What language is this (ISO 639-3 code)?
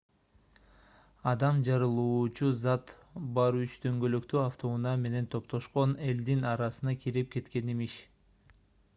kir